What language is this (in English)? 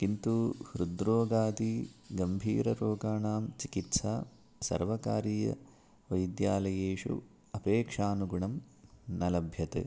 Sanskrit